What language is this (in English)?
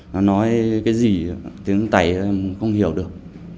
Vietnamese